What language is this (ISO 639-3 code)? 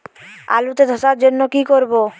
ben